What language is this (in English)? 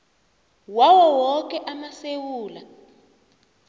South Ndebele